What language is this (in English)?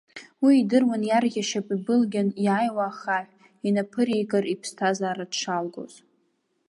Abkhazian